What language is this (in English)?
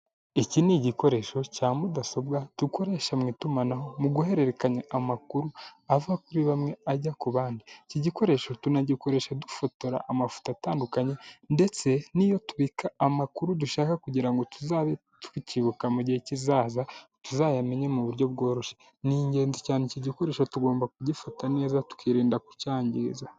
Kinyarwanda